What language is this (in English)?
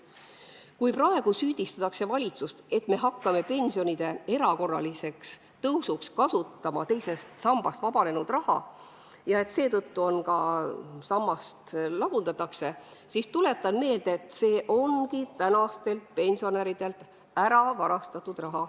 Estonian